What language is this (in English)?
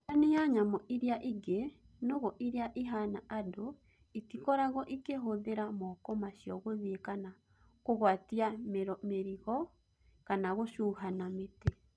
Kikuyu